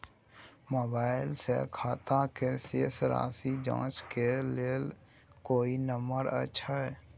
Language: Maithili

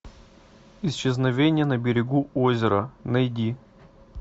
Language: Russian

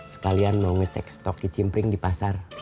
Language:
Indonesian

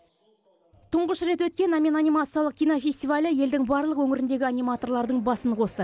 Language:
Kazakh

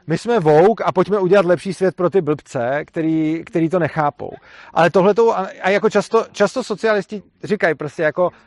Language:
Czech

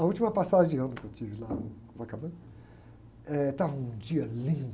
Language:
Portuguese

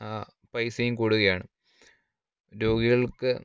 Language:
Malayalam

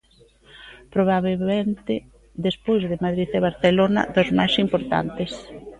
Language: Galician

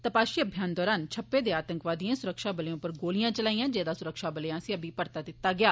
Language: Dogri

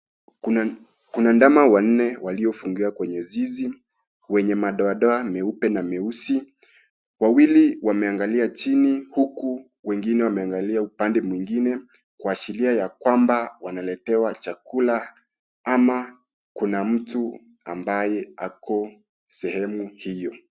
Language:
Swahili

